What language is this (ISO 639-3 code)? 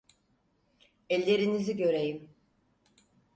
tur